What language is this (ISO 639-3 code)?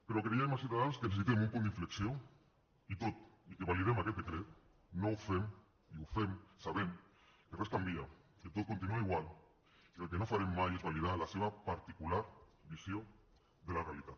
cat